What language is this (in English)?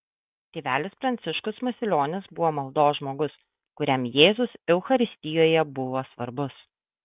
Lithuanian